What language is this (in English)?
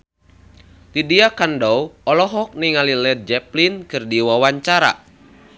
Sundanese